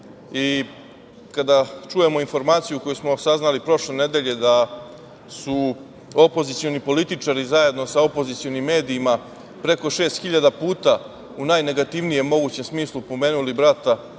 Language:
Serbian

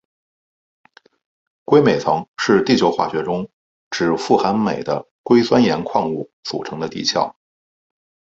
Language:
Chinese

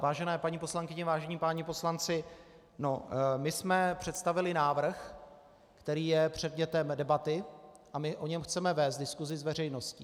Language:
Czech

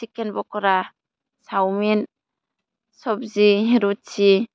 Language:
Bodo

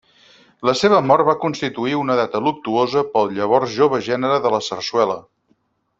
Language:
Catalan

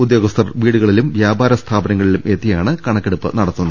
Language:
Malayalam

